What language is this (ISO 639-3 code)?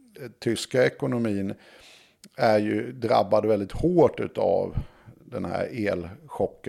swe